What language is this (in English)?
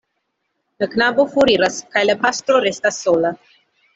Esperanto